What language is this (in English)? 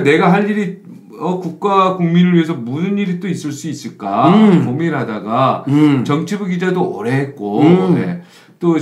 Korean